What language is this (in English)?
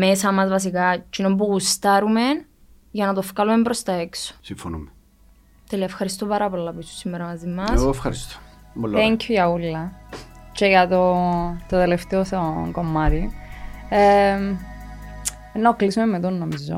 Greek